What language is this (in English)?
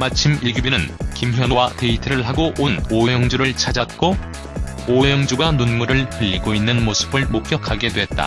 Korean